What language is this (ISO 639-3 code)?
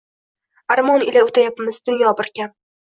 uzb